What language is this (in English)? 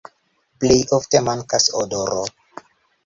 Esperanto